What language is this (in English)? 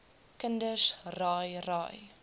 Afrikaans